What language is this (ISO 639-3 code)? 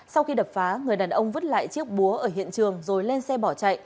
vie